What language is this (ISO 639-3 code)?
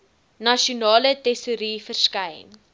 afr